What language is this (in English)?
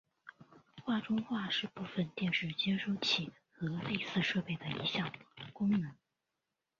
Chinese